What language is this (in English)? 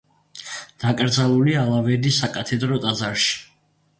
Georgian